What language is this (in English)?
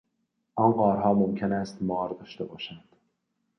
Persian